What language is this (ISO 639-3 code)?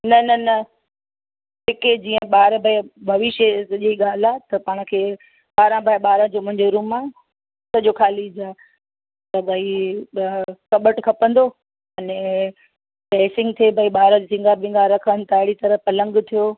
snd